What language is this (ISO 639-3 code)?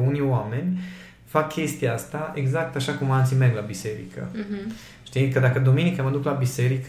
ron